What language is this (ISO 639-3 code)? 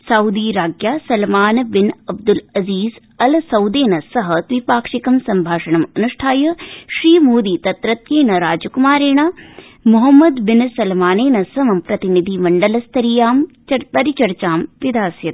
san